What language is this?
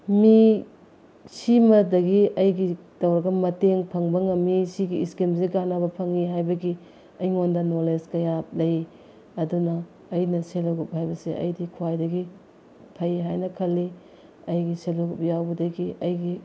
Manipuri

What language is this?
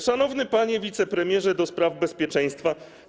Polish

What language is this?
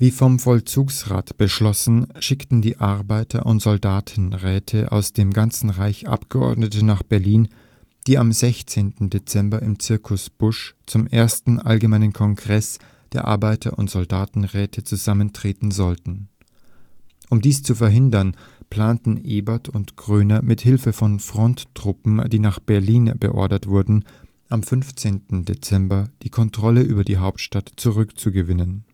German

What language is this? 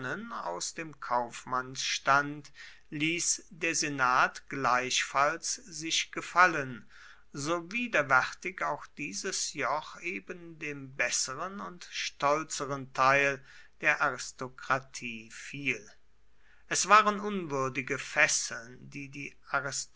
German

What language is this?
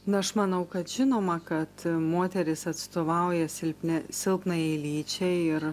Lithuanian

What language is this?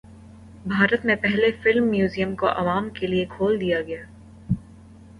Urdu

